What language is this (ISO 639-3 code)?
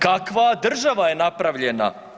hrv